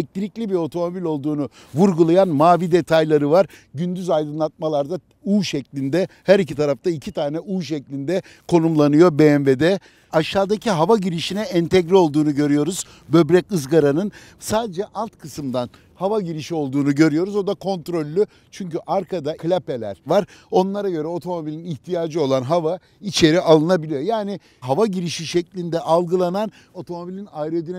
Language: Turkish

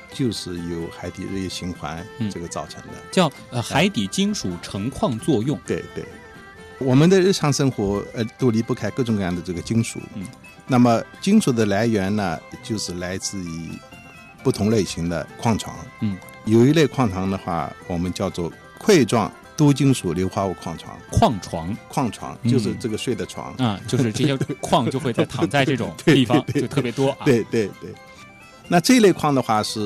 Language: Chinese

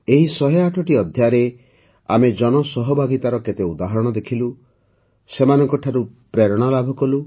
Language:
Odia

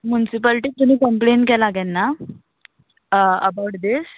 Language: Konkani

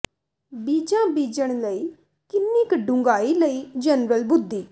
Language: Punjabi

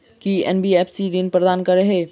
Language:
Maithili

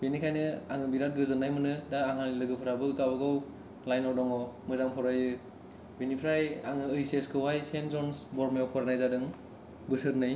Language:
Bodo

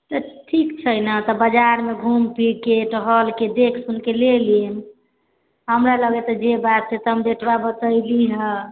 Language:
Maithili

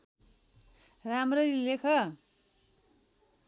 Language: Nepali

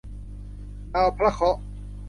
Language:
Thai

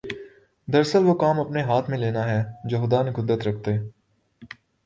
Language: Urdu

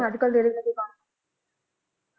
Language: Punjabi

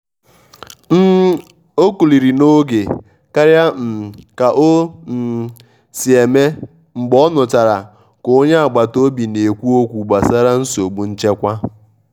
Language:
Igbo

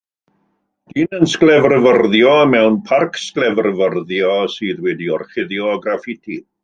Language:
Welsh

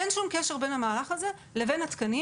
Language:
Hebrew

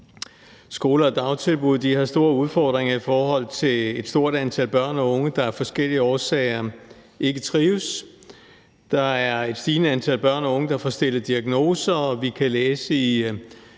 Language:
Danish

